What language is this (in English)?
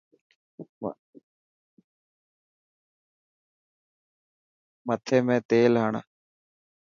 Dhatki